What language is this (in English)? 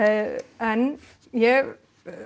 Icelandic